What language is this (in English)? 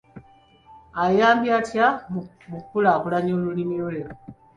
Ganda